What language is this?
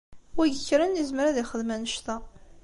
Kabyle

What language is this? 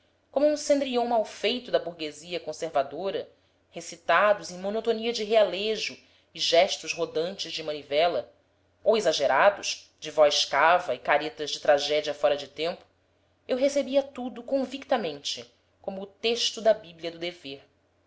Portuguese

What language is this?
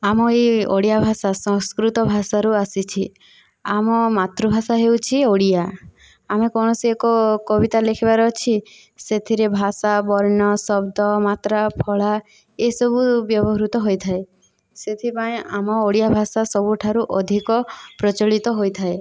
Odia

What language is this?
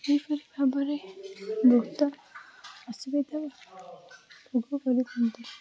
Odia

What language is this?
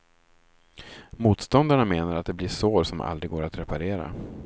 Swedish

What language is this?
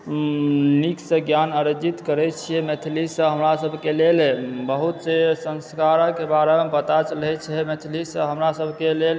Maithili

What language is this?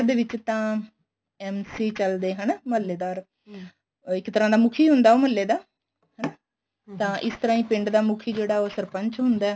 Punjabi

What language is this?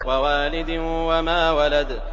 Arabic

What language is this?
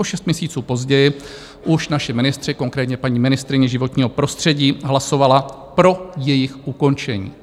Czech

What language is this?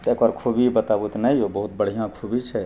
Maithili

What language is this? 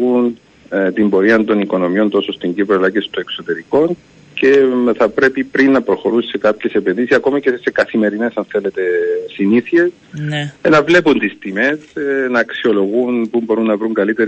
Greek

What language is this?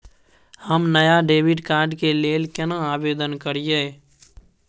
Maithili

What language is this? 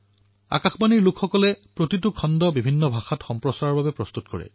Assamese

